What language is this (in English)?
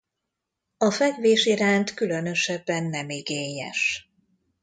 Hungarian